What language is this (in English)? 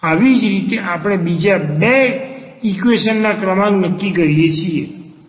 Gujarati